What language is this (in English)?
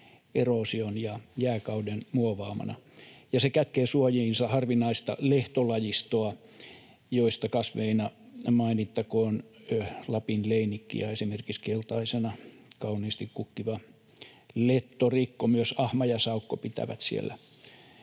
Finnish